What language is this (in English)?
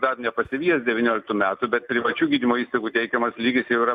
Lithuanian